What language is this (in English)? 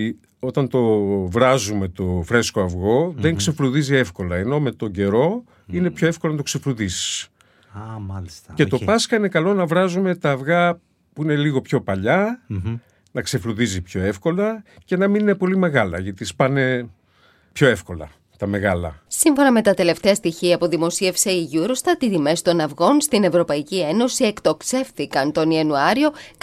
Greek